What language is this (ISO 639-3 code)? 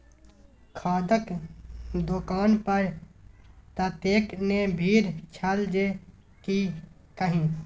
mai